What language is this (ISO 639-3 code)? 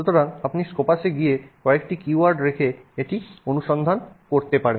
ben